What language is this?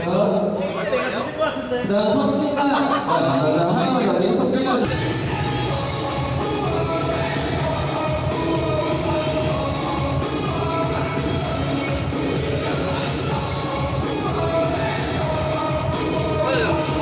Korean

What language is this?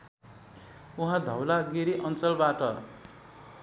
Nepali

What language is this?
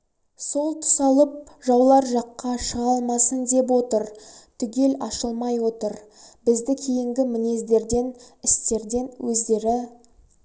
Kazakh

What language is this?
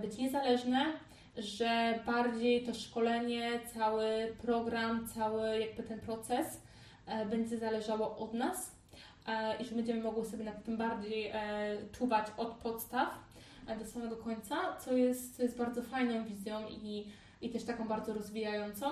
Polish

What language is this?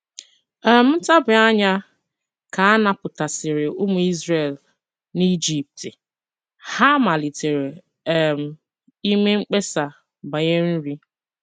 Igbo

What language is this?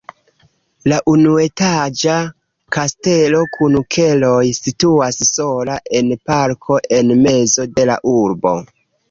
Esperanto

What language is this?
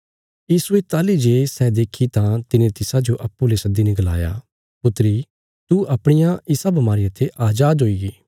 Bilaspuri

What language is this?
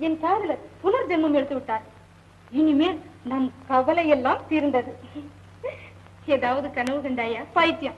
Thai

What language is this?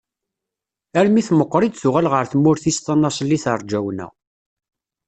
Kabyle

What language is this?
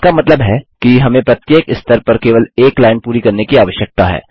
Hindi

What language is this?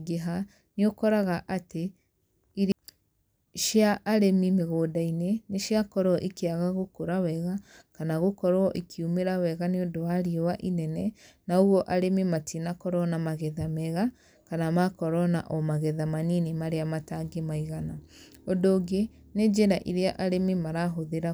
Kikuyu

